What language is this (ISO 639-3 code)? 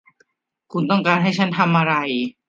tha